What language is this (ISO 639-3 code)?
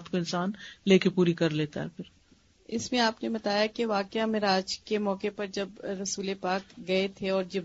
urd